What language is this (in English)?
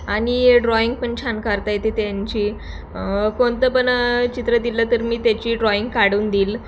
Marathi